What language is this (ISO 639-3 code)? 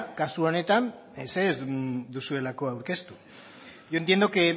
eus